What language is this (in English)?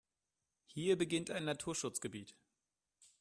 German